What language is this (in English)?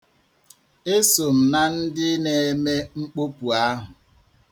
Igbo